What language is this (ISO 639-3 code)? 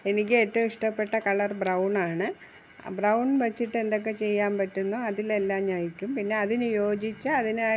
mal